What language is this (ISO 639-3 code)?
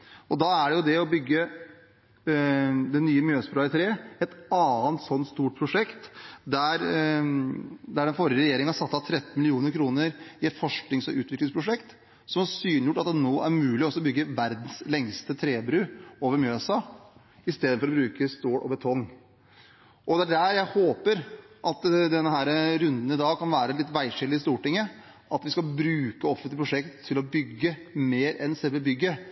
nob